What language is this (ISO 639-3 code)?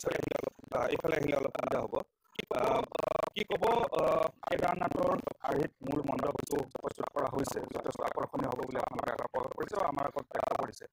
ben